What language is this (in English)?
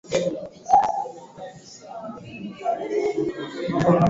Swahili